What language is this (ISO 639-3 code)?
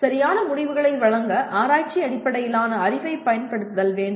tam